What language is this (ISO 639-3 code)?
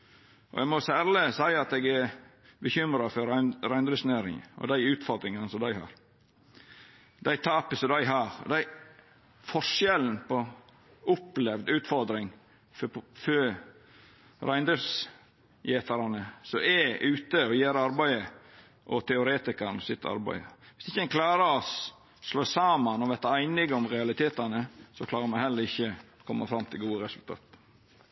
nno